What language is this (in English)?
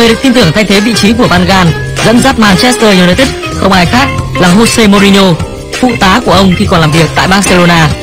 Vietnamese